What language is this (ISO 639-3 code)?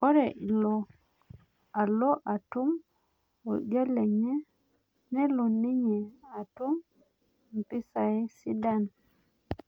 mas